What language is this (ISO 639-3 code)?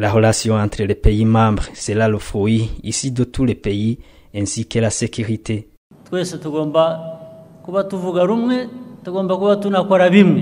fra